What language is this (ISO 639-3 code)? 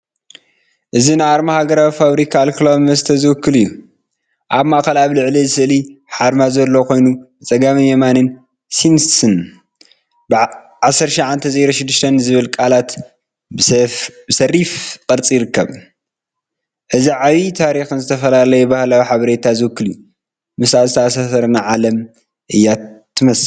tir